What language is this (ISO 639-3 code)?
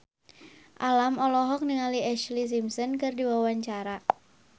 sun